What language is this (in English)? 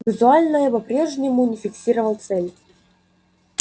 Russian